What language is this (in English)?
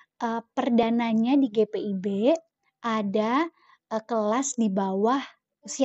Indonesian